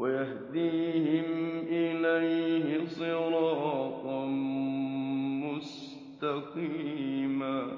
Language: Arabic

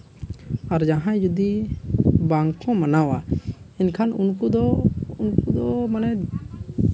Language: Santali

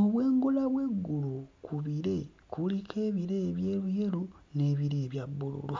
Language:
Ganda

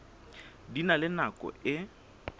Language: Southern Sotho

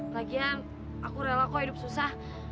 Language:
Indonesian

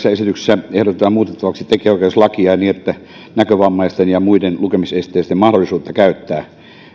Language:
Finnish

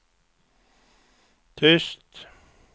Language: Swedish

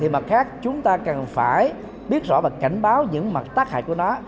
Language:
Vietnamese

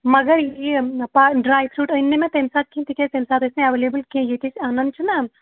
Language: Kashmiri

